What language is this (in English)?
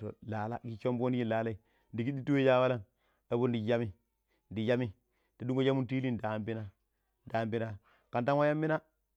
Pero